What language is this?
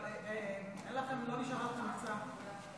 Hebrew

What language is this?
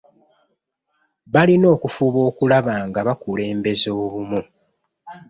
Ganda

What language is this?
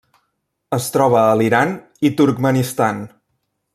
Catalan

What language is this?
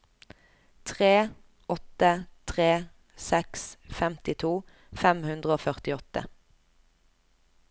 Norwegian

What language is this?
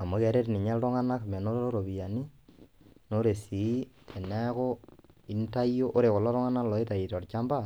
Masai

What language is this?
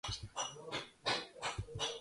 Georgian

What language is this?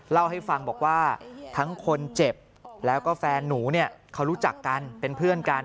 Thai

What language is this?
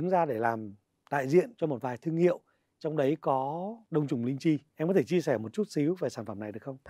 Vietnamese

